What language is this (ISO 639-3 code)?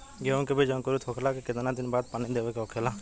bho